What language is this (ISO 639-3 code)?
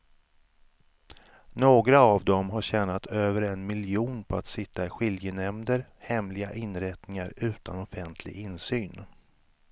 swe